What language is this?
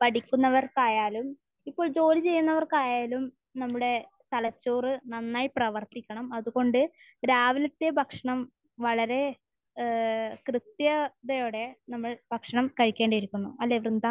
Malayalam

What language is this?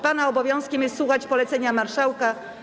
Polish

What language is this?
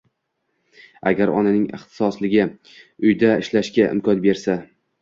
Uzbek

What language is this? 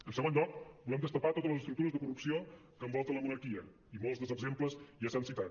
Catalan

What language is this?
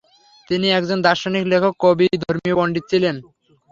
Bangla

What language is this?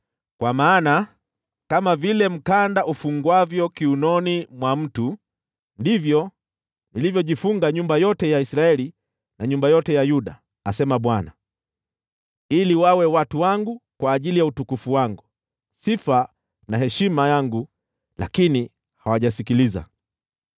Swahili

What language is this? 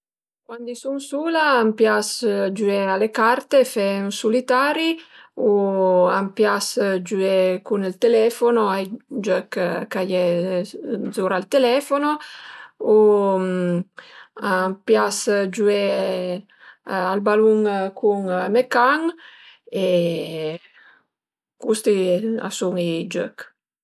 Piedmontese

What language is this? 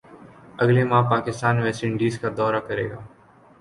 Urdu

